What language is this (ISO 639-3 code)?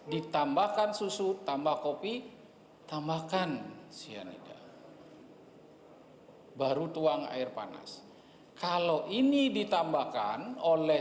ind